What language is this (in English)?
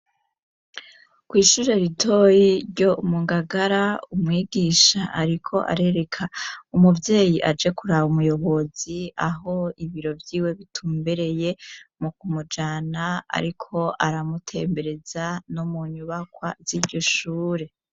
Rundi